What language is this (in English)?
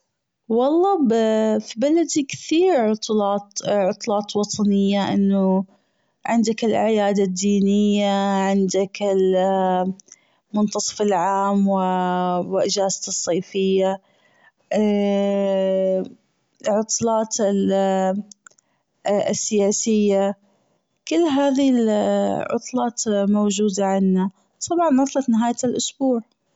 Gulf Arabic